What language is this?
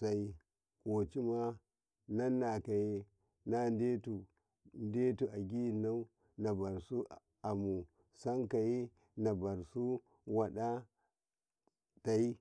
Karekare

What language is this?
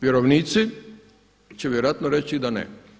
Croatian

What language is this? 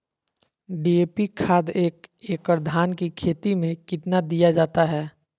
Magahi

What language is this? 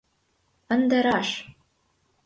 Mari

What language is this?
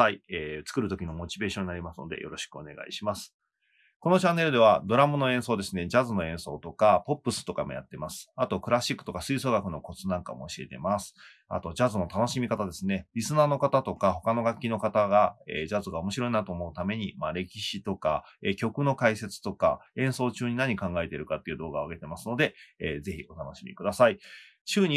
Japanese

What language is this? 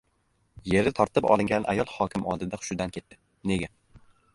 Uzbek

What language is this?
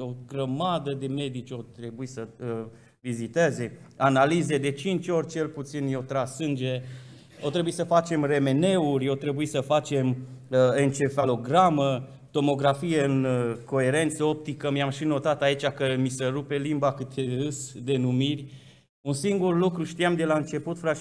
Romanian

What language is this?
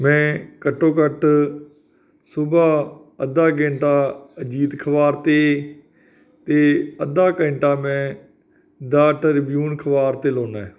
Punjabi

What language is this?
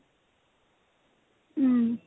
Assamese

